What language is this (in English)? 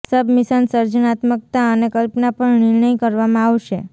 Gujarati